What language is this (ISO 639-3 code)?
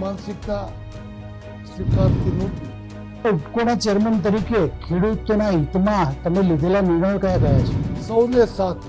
ron